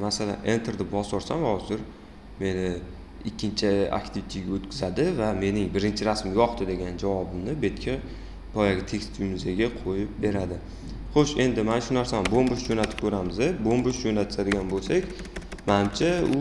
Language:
Uzbek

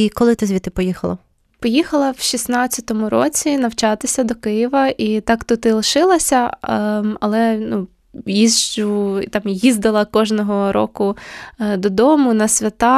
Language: Ukrainian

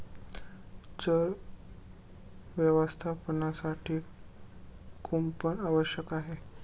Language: Marathi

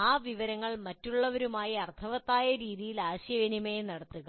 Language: Malayalam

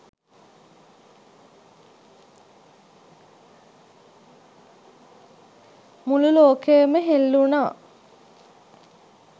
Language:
Sinhala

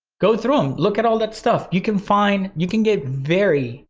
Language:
English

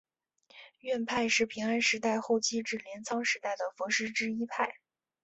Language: Chinese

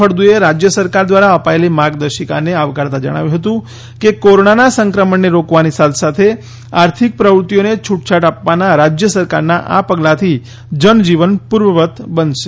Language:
Gujarati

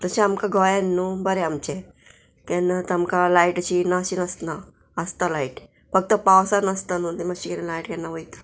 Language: Konkani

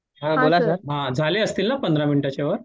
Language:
Marathi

